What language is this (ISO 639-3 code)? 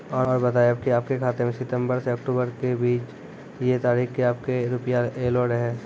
mai